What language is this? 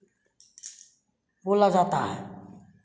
Hindi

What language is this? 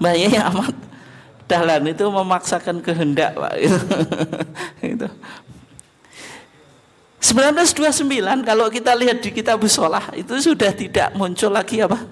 Indonesian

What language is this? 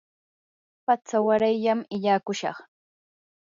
Yanahuanca Pasco Quechua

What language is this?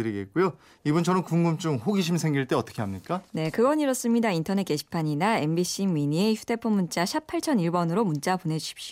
Korean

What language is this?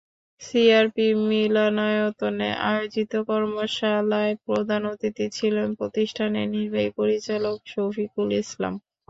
Bangla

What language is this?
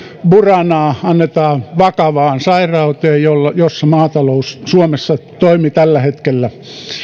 Finnish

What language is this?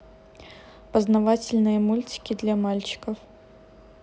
Russian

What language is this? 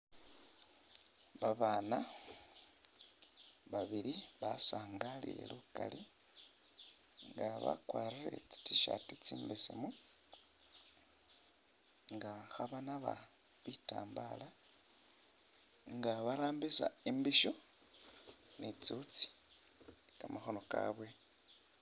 Masaaba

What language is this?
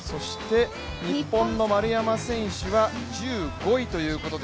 Japanese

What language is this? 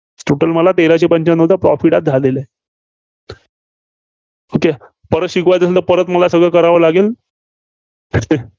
Marathi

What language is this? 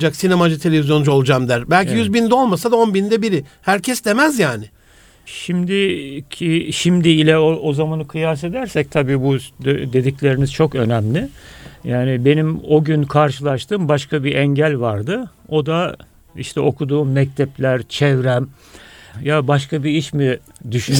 Turkish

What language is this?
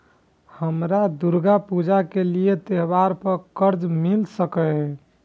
Maithili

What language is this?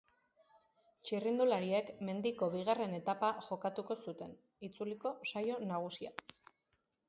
Basque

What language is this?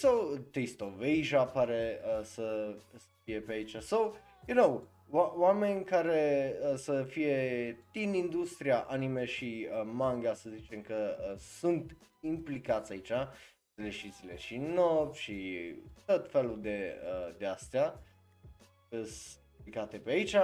Romanian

